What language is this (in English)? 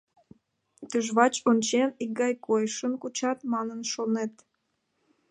Mari